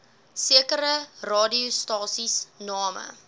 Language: Afrikaans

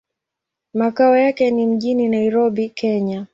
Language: Swahili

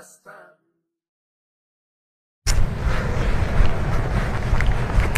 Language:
Indonesian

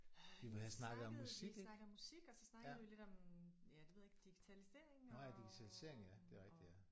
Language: Danish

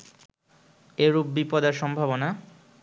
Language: Bangla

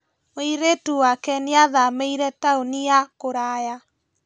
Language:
Kikuyu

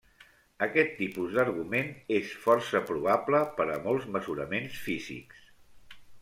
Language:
Catalan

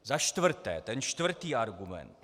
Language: Czech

